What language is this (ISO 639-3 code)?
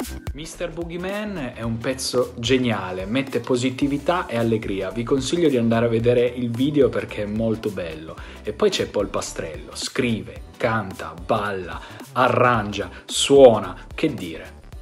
ita